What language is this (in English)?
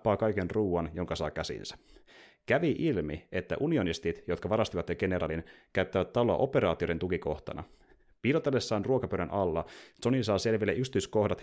Finnish